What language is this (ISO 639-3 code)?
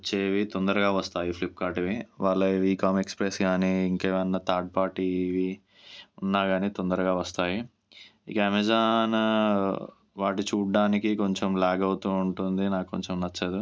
tel